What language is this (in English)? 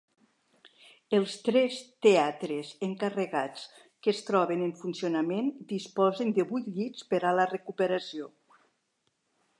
Catalan